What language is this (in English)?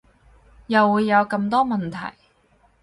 Cantonese